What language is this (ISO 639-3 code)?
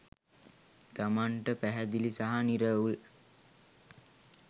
sin